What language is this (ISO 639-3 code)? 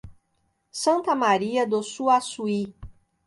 por